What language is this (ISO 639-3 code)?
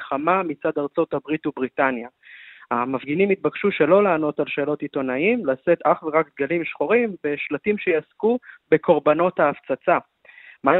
heb